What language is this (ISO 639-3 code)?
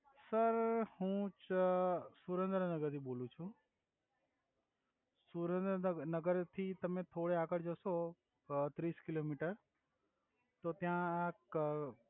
guj